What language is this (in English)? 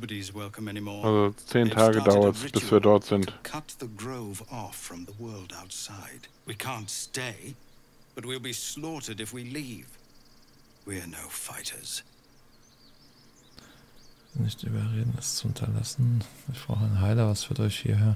German